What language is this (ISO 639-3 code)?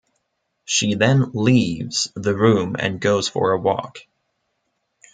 eng